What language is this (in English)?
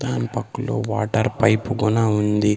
Telugu